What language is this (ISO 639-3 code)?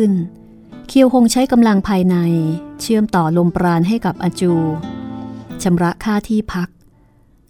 tha